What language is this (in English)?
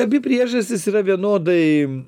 Lithuanian